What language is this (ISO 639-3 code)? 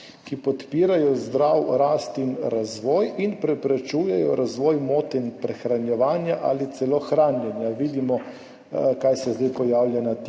slv